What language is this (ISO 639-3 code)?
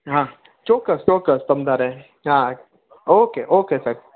guj